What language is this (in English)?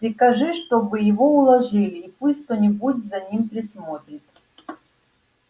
Russian